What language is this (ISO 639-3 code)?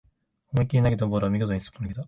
jpn